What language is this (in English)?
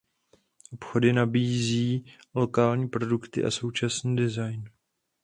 Czech